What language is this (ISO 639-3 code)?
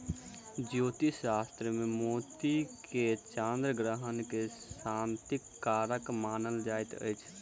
mai